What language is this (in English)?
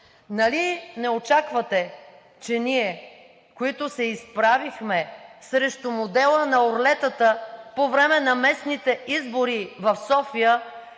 Bulgarian